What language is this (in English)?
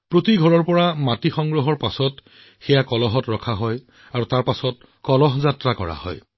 Assamese